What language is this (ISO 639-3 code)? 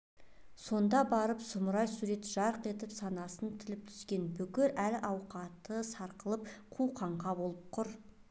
kaz